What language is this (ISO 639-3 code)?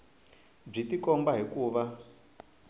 tso